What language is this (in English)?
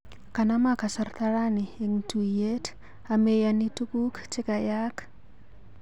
Kalenjin